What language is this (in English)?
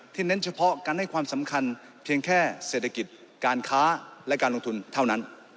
Thai